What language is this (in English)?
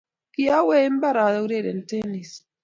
Kalenjin